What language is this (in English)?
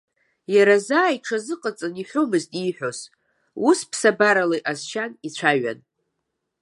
Abkhazian